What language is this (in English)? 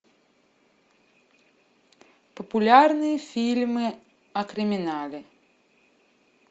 Russian